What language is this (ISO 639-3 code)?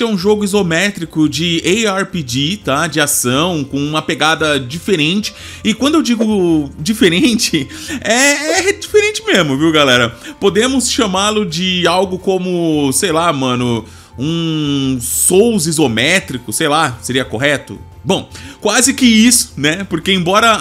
por